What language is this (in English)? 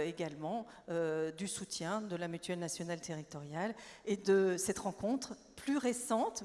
French